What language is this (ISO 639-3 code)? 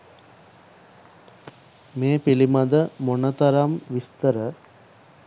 sin